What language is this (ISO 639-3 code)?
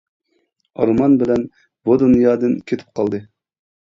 uig